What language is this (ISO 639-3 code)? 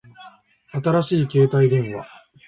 jpn